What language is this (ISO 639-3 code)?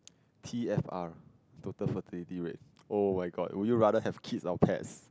eng